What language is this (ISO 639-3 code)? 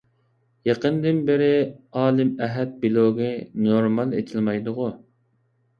uig